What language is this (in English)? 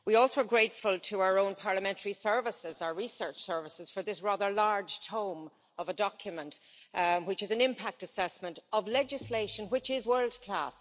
English